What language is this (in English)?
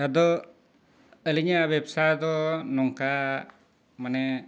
Santali